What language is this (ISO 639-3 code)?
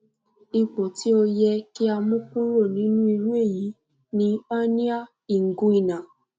yor